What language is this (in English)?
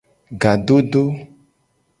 Gen